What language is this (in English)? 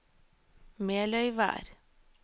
Norwegian